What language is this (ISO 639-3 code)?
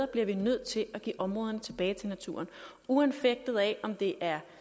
dan